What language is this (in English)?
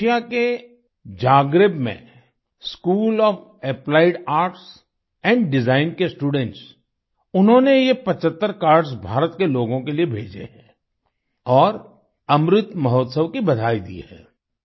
Hindi